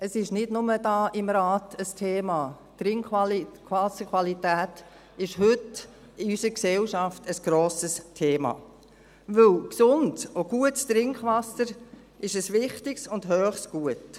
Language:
Swiss German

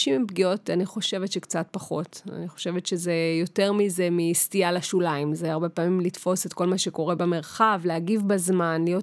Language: Hebrew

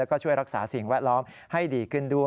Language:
Thai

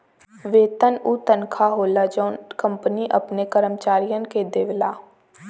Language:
Bhojpuri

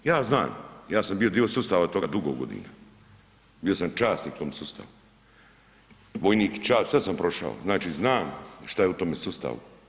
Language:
Croatian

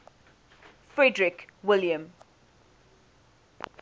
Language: English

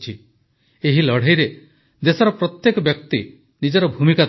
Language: Odia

